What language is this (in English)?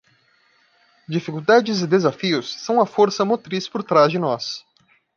Portuguese